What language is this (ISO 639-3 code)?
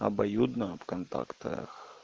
rus